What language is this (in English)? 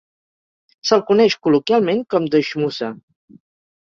Catalan